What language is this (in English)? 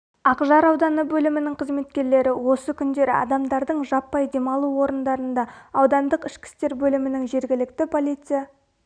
Kazakh